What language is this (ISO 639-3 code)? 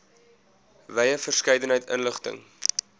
afr